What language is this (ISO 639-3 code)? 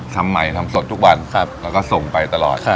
tha